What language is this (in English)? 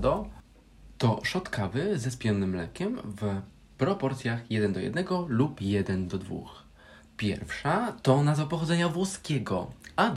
Polish